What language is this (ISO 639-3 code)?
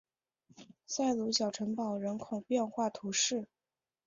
zho